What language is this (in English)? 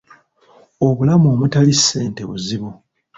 Ganda